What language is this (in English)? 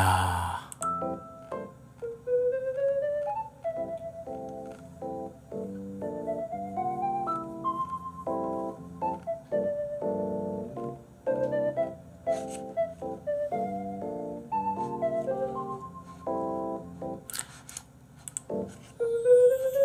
Korean